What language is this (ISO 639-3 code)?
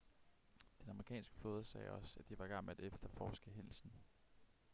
dan